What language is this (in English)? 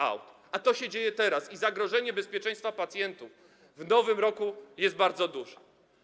Polish